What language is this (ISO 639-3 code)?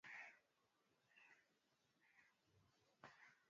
swa